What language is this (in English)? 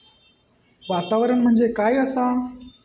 Marathi